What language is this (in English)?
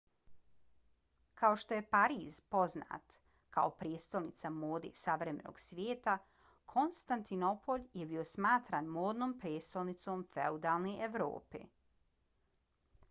Bosnian